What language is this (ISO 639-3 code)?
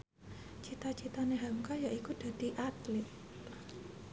jav